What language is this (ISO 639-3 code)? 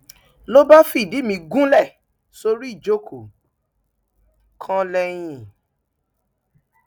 yor